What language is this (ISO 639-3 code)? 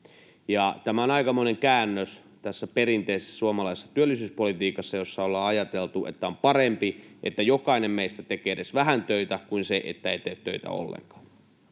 fin